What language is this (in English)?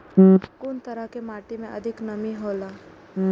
Maithili